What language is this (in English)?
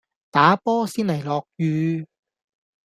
Cantonese